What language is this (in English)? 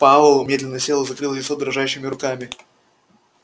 Russian